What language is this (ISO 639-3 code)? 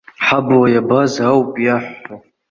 abk